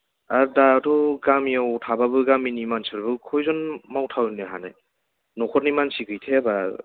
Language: Bodo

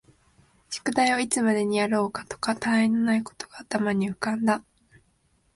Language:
Japanese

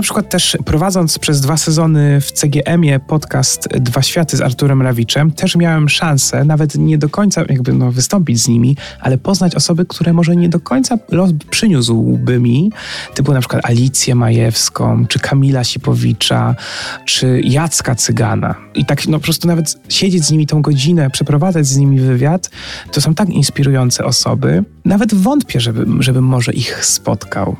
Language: Polish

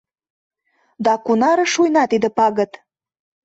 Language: Mari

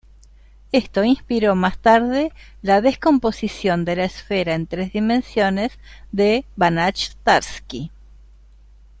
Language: Spanish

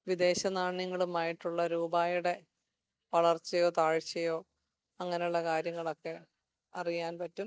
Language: Malayalam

